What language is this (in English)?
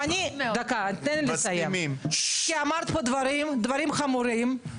Hebrew